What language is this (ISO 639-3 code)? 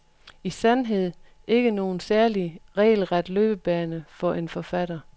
dan